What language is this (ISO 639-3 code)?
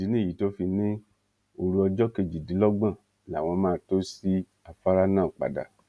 yor